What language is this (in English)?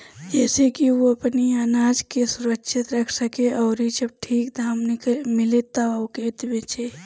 Bhojpuri